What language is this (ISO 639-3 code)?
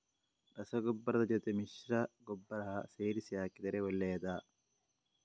kan